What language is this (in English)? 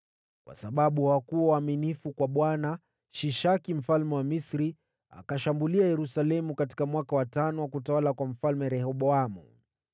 Swahili